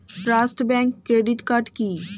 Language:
Bangla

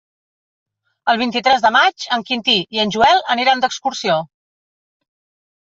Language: Catalan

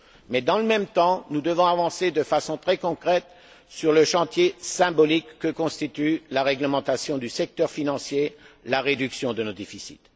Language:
French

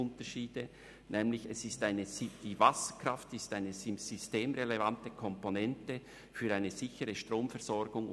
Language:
Swiss German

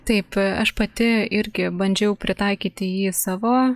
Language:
Lithuanian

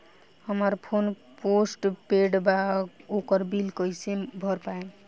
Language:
Bhojpuri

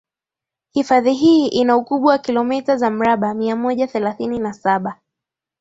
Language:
Swahili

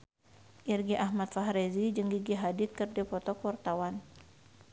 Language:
Sundanese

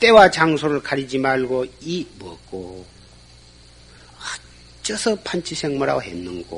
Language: Korean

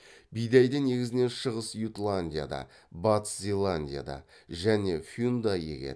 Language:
Kazakh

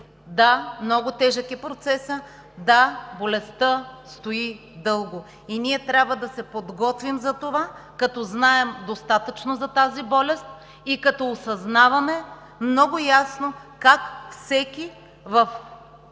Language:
Bulgarian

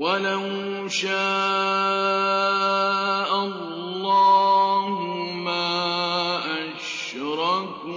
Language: Arabic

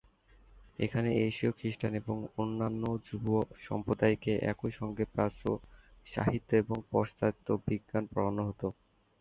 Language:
Bangla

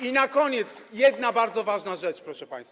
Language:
Polish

